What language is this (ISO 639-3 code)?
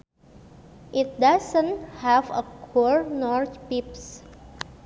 sun